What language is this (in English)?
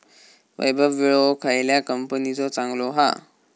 Marathi